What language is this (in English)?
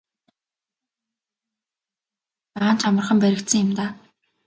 Mongolian